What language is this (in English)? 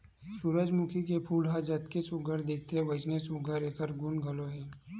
Chhattisgarhi